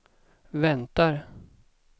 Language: Swedish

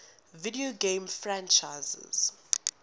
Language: English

